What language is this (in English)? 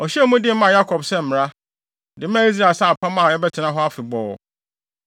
Akan